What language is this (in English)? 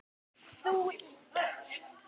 Icelandic